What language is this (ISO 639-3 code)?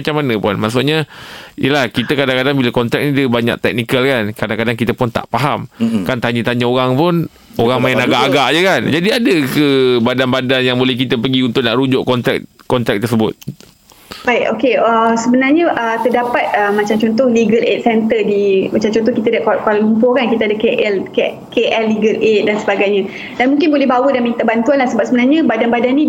msa